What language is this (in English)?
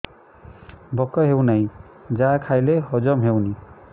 Odia